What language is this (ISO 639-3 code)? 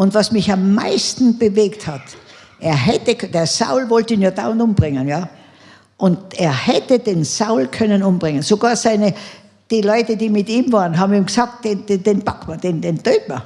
deu